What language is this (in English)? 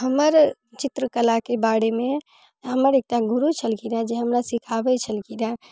Maithili